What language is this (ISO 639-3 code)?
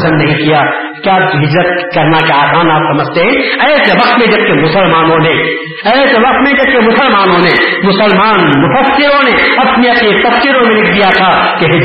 urd